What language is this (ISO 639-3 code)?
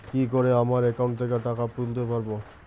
ben